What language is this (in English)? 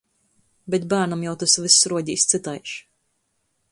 Latgalian